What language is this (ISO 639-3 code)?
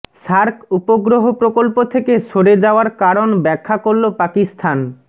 ben